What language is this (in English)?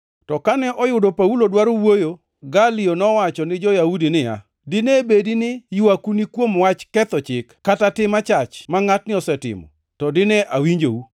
Luo (Kenya and Tanzania)